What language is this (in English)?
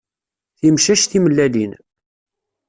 Kabyle